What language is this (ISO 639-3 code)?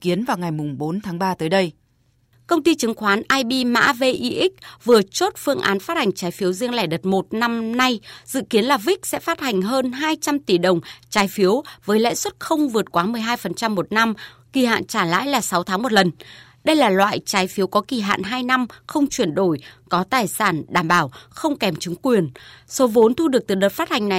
vie